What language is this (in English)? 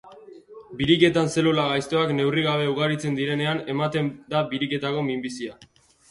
Basque